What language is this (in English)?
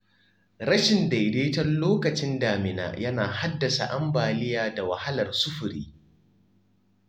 Hausa